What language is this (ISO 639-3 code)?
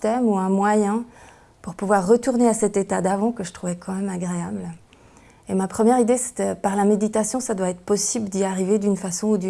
fra